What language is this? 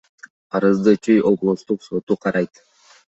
Kyrgyz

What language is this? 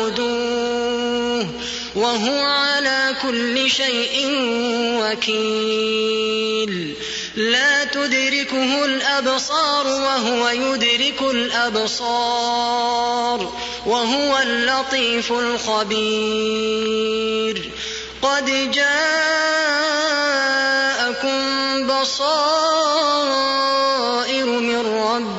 Arabic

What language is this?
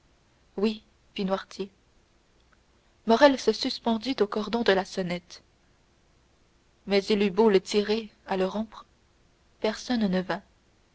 French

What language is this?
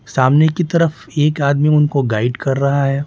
Hindi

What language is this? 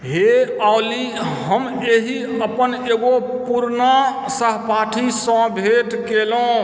Maithili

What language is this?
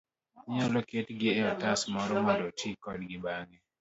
Luo (Kenya and Tanzania)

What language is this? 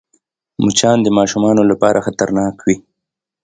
Pashto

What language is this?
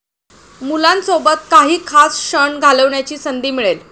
Marathi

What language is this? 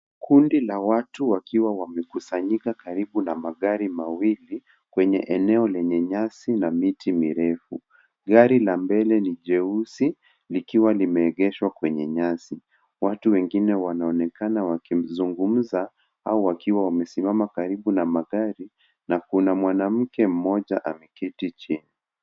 Swahili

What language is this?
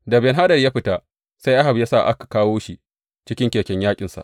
Hausa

